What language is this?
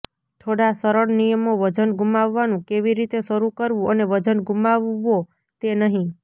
Gujarati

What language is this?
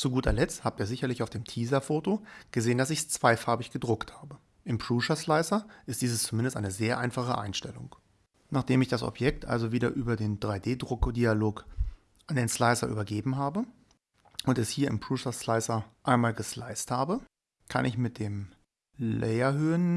German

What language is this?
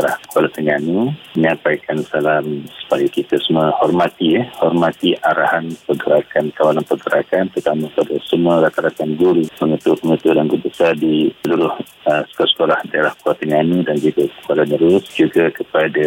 Malay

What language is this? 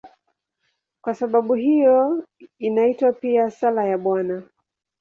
Swahili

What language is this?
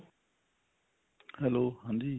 Punjabi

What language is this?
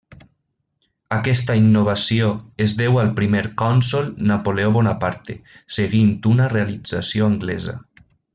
Catalan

